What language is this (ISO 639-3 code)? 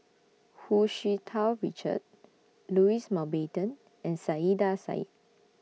eng